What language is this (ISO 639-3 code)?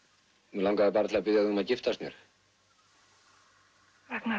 isl